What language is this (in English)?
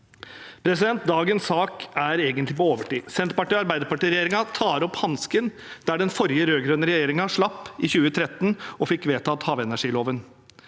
Norwegian